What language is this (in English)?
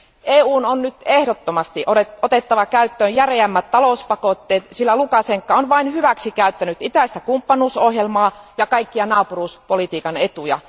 Finnish